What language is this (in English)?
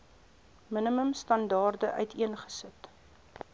Afrikaans